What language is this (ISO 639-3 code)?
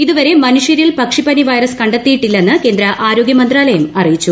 mal